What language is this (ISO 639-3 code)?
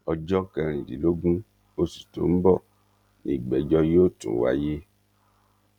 yor